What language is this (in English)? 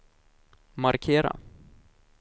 Swedish